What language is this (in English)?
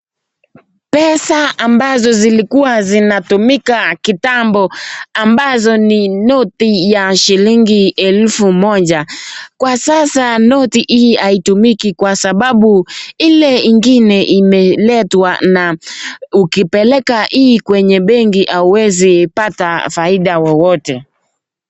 Swahili